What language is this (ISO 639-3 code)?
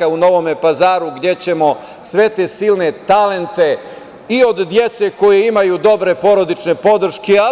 srp